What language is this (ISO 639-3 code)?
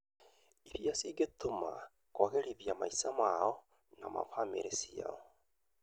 kik